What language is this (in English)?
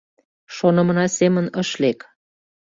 Mari